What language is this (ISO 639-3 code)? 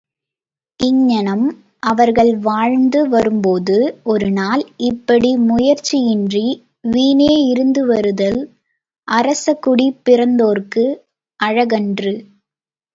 tam